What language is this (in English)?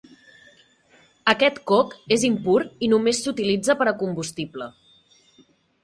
Catalan